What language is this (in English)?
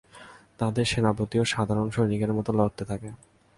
Bangla